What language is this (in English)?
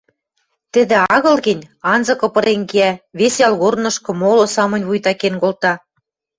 Western Mari